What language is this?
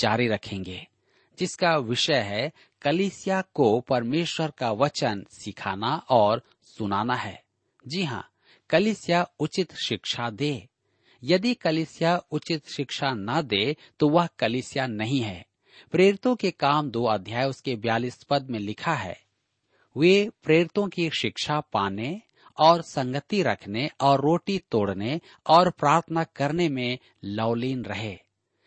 Hindi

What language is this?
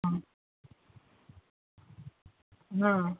Marathi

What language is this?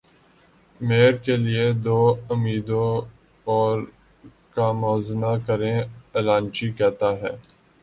Urdu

